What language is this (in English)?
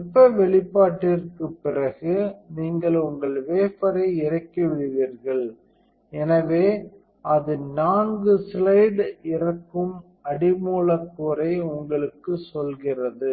Tamil